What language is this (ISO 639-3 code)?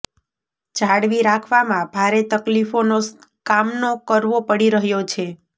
guj